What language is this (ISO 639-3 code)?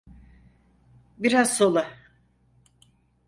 tur